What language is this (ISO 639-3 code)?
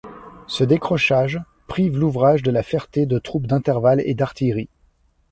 fra